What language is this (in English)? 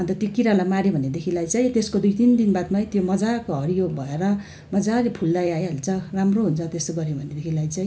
Nepali